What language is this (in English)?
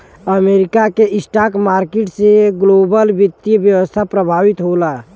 Bhojpuri